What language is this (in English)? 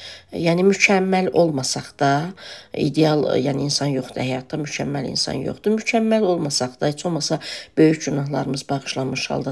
Turkish